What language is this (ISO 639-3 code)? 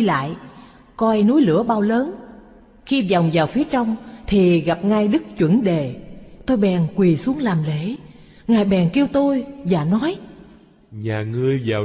vie